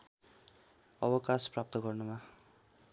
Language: Nepali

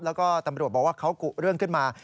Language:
Thai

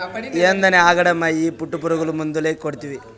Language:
Telugu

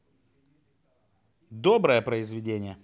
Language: Russian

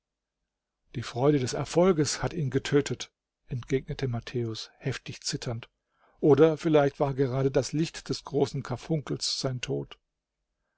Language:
German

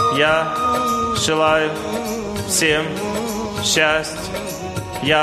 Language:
Russian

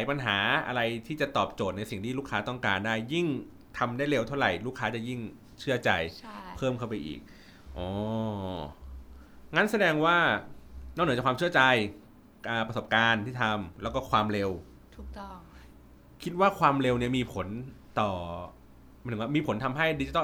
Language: Thai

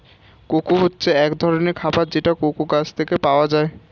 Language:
Bangla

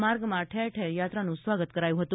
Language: Gujarati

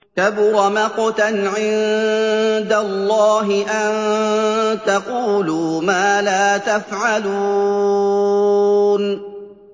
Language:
Arabic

